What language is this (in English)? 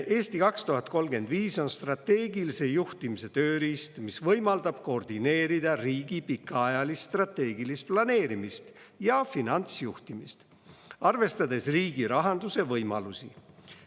Estonian